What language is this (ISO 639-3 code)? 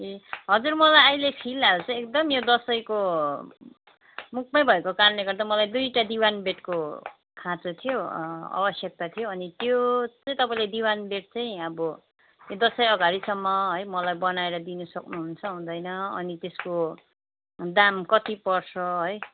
nep